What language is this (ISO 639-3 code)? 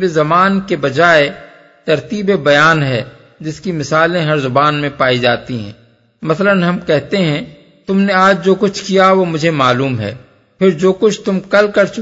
urd